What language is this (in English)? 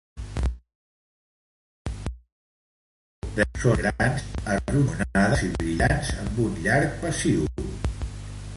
Catalan